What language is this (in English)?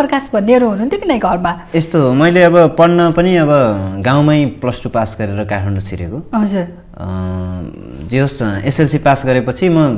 Indonesian